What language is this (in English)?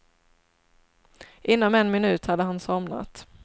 Swedish